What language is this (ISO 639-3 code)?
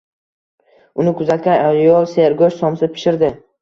uzb